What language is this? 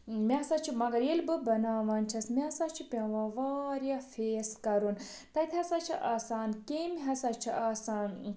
Kashmiri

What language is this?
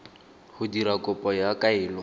Tswana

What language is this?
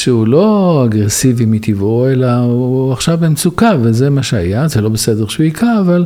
Hebrew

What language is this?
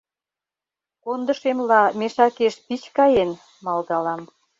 Mari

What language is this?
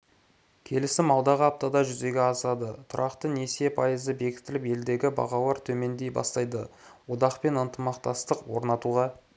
Kazakh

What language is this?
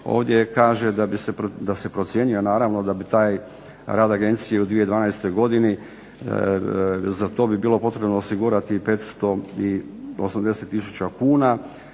Croatian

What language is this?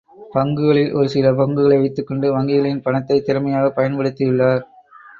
Tamil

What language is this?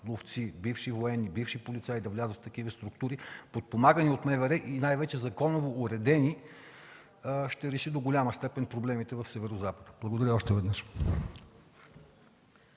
Bulgarian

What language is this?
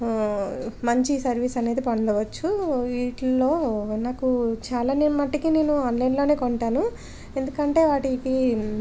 Telugu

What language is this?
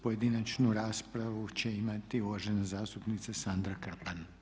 Croatian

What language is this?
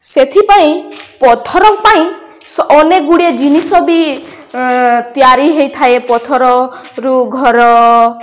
Odia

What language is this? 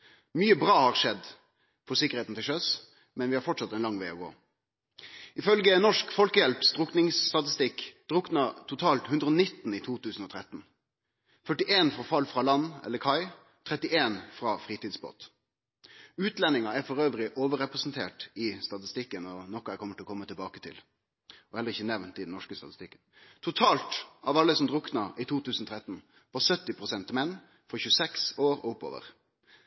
Norwegian Nynorsk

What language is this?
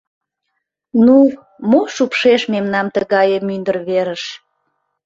Mari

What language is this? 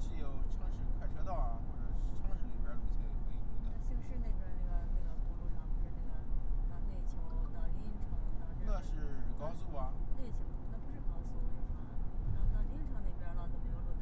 Chinese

